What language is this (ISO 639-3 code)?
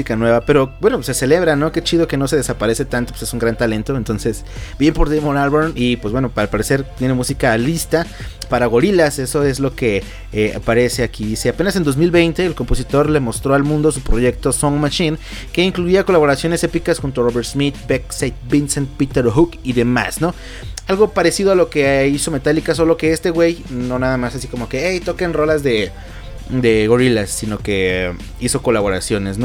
spa